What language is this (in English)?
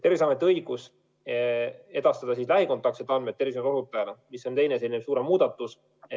Estonian